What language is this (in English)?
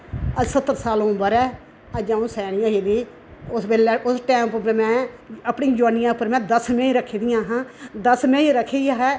Dogri